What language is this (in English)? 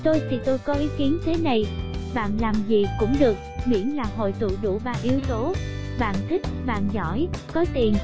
Vietnamese